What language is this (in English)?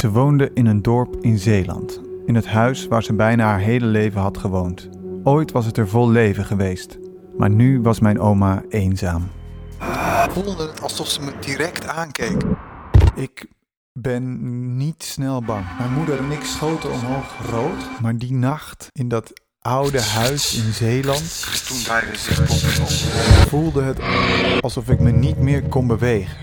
Dutch